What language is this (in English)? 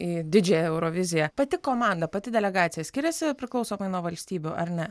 Lithuanian